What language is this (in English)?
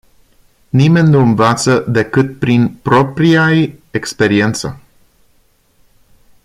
Romanian